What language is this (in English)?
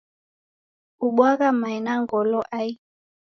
Taita